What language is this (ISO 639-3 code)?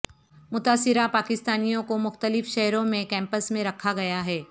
urd